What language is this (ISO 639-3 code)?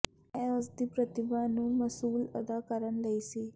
pan